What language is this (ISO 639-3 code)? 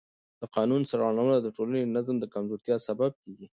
pus